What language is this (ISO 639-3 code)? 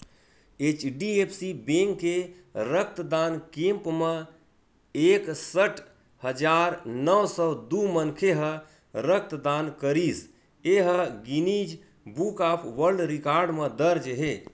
hne